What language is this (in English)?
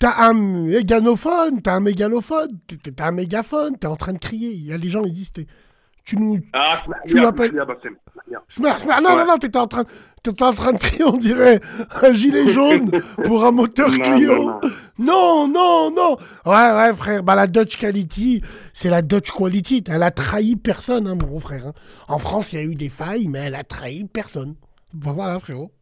French